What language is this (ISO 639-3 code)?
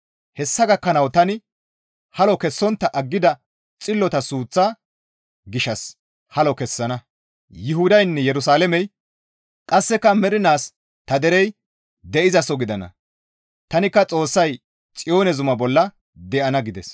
gmv